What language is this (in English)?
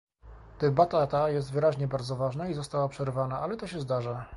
Polish